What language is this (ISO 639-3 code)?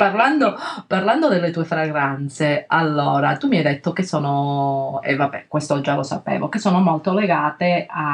ita